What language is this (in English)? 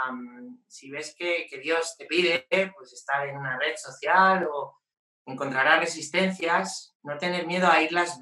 Spanish